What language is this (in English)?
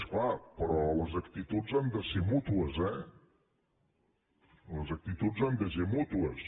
Catalan